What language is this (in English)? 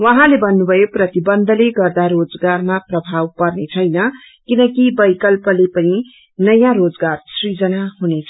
Nepali